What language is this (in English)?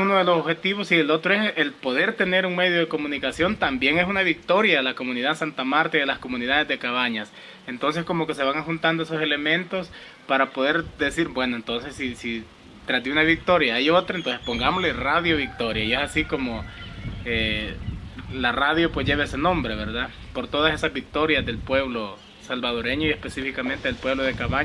Spanish